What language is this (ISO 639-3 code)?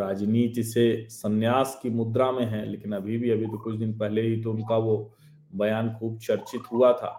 hin